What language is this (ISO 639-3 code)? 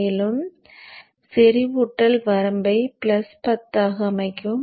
tam